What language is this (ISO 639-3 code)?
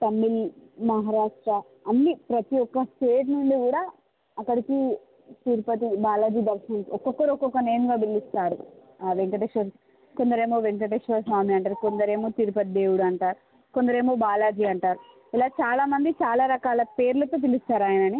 tel